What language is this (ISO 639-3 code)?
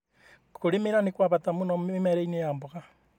kik